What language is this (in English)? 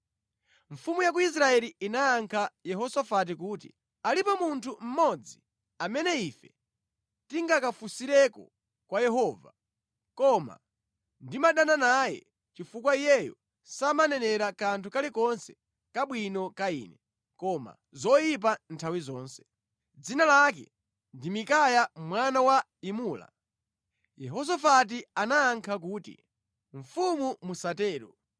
Nyanja